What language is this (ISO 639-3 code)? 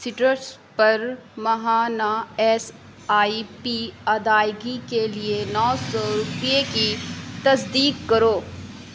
urd